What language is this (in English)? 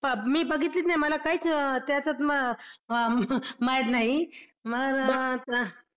Marathi